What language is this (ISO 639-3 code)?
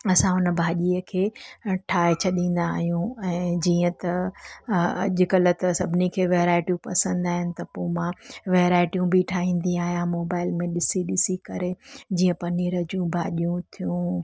snd